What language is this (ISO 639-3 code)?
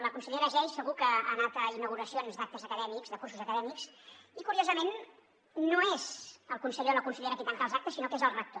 cat